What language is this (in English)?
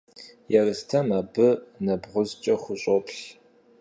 Kabardian